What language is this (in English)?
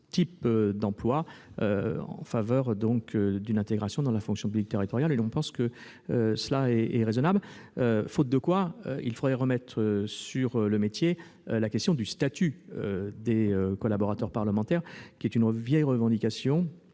French